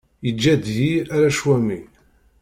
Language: Kabyle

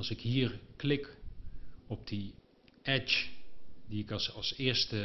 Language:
Dutch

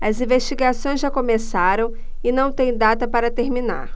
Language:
Portuguese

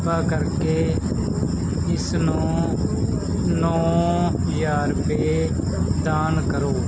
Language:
Punjabi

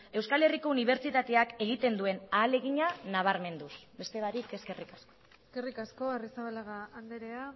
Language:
Basque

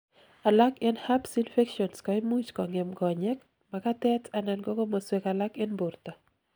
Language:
Kalenjin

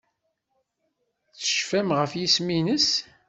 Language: Kabyle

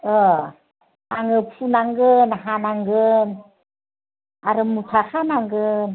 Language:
Bodo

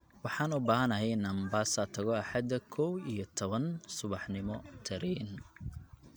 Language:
Somali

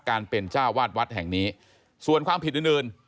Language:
Thai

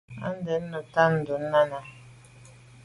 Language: Medumba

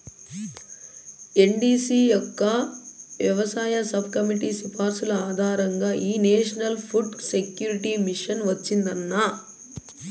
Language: Telugu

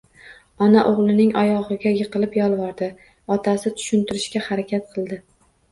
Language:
Uzbek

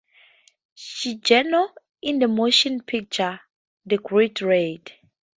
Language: English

